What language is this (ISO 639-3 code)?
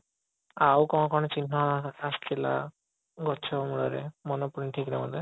ori